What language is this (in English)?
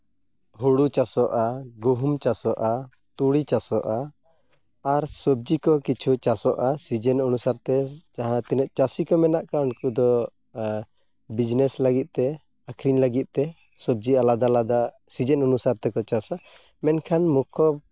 Santali